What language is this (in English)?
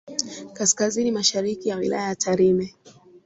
Swahili